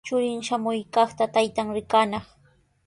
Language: Sihuas Ancash Quechua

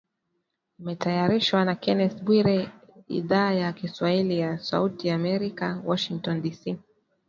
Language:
Swahili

